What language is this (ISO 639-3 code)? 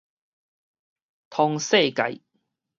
nan